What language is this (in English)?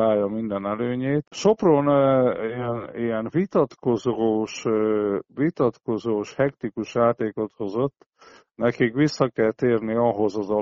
Hungarian